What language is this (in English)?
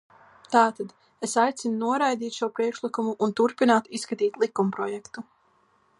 Latvian